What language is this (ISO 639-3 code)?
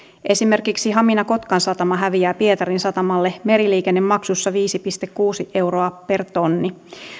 fin